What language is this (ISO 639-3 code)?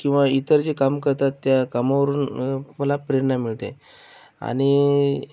mar